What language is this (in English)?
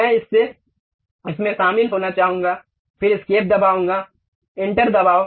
Hindi